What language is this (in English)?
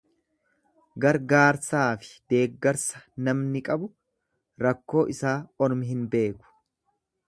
Oromo